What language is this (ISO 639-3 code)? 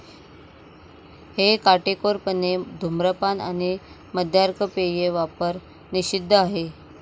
mar